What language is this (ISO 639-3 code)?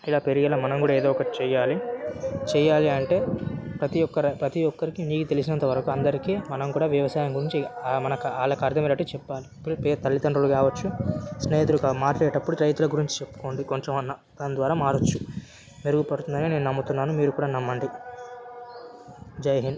tel